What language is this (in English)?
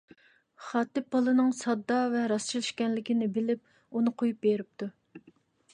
Uyghur